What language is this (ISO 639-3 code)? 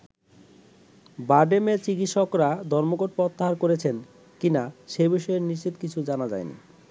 ben